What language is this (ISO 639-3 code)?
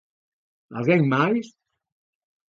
glg